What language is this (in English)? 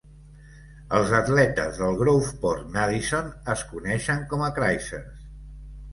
Catalan